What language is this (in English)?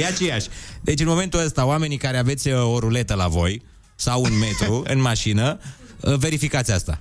Romanian